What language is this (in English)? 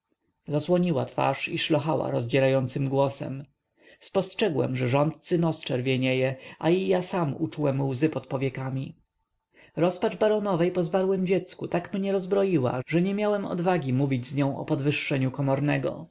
Polish